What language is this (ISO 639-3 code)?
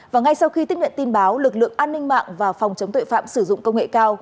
vie